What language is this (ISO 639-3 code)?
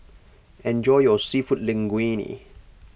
eng